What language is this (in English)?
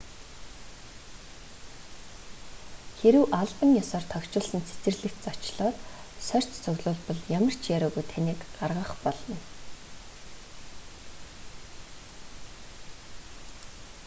Mongolian